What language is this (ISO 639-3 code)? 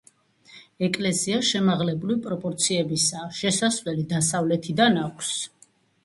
kat